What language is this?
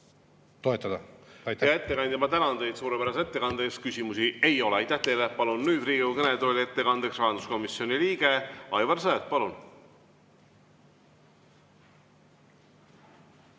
Estonian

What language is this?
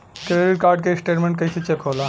Bhojpuri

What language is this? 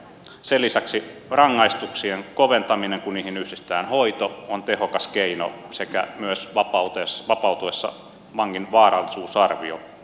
Finnish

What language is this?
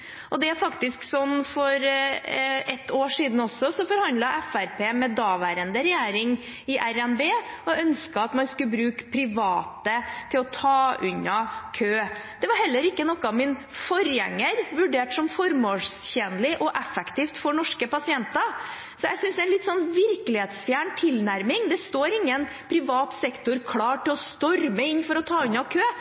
Norwegian Bokmål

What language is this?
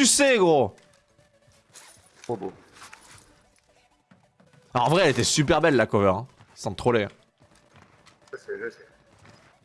French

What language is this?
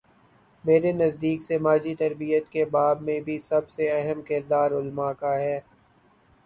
Urdu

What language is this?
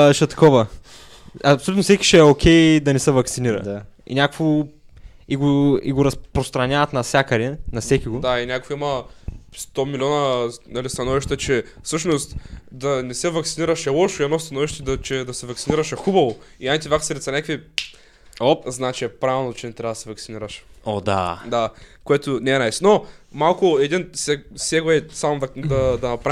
Bulgarian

